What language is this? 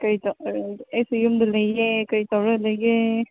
Manipuri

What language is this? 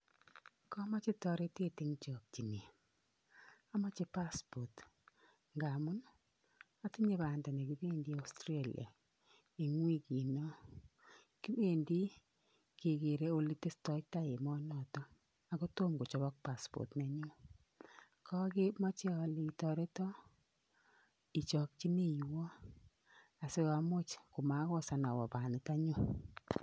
Kalenjin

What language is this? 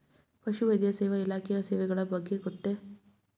Kannada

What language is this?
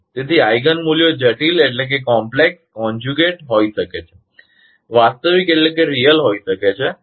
Gujarati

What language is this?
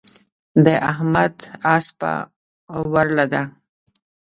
Pashto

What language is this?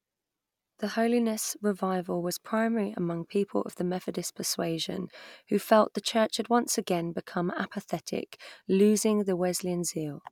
English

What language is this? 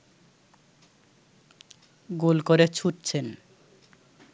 Bangla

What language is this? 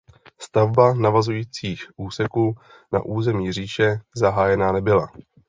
Czech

